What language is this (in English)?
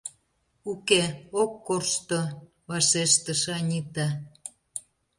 Mari